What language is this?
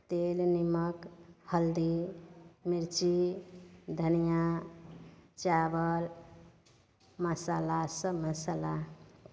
Maithili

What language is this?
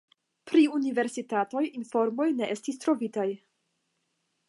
Esperanto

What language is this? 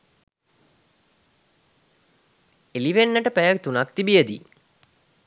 Sinhala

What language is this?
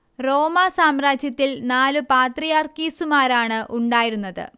Malayalam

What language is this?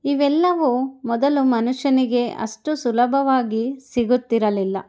Kannada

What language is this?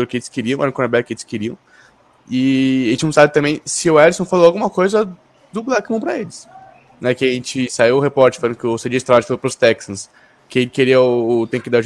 Portuguese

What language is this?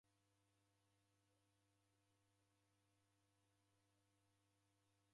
Taita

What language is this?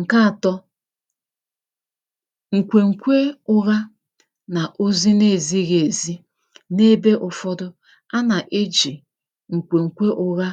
Igbo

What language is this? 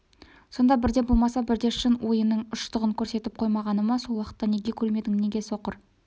Kazakh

